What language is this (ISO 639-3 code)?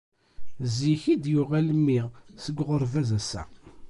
kab